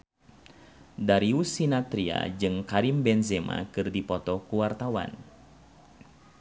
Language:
Sundanese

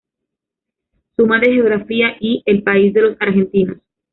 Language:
Spanish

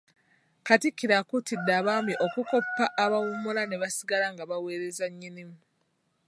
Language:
Ganda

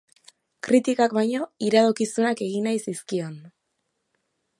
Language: Basque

